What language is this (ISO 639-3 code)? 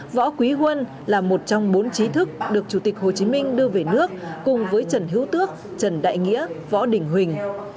vie